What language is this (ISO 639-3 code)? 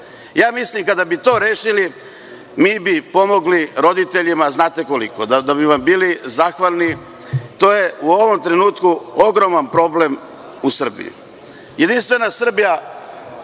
srp